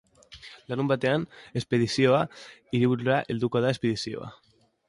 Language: Basque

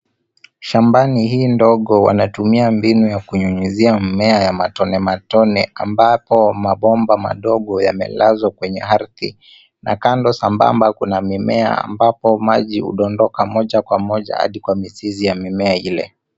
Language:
Swahili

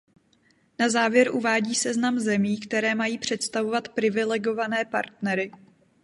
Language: Czech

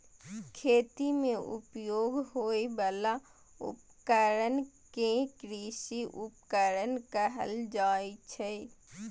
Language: Maithili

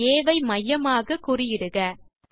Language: Tamil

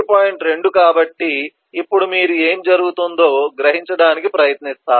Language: Telugu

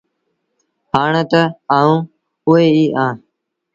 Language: Sindhi Bhil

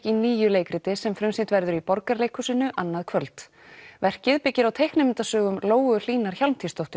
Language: Icelandic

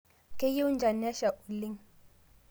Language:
Masai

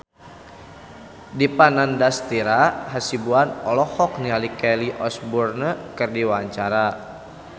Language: Sundanese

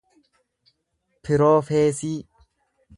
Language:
Oromo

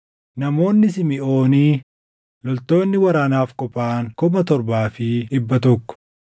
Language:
Oromo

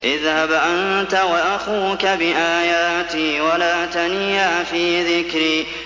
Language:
Arabic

